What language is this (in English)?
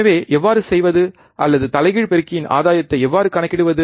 Tamil